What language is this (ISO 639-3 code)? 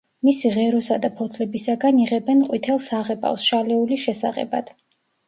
kat